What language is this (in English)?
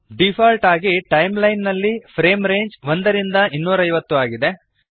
Kannada